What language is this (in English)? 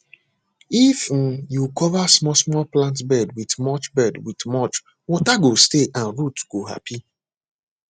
Nigerian Pidgin